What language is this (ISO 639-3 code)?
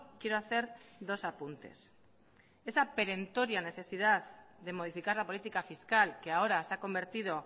spa